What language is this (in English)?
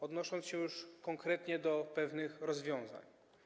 Polish